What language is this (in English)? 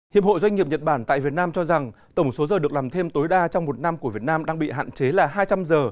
Vietnamese